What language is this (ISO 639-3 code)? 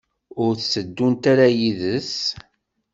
kab